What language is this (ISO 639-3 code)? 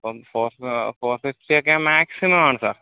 mal